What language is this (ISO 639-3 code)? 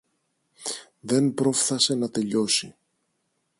ell